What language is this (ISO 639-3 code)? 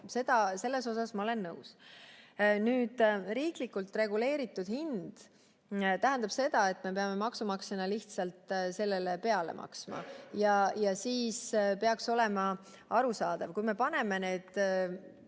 est